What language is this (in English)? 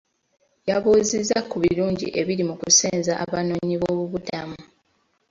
Ganda